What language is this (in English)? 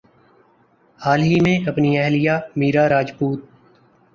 Urdu